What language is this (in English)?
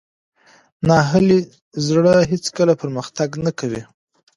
Pashto